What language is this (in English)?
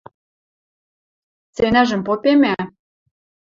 Western Mari